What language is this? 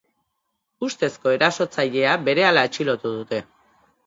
Basque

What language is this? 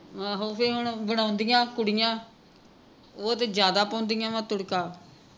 Punjabi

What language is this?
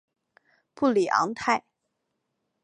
Chinese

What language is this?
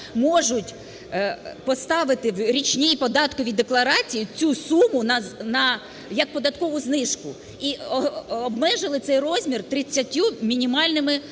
Ukrainian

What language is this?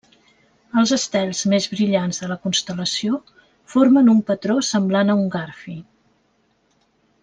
Catalan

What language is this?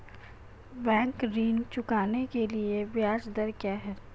Hindi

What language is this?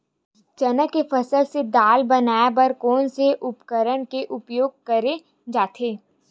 Chhattisgarhi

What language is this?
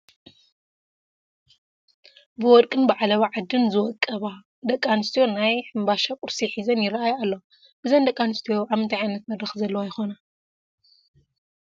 Tigrinya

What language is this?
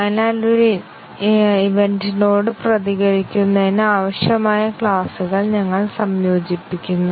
Malayalam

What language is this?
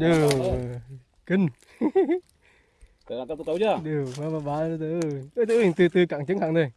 Vietnamese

